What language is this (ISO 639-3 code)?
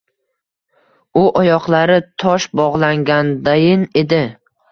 uzb